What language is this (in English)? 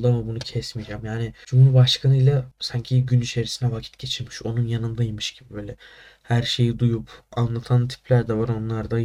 Turkish